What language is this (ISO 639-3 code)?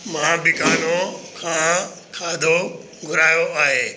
snd